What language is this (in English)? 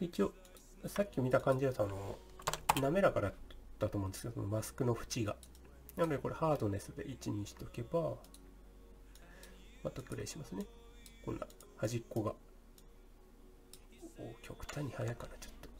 Japanese